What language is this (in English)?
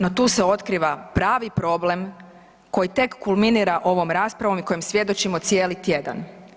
Croatian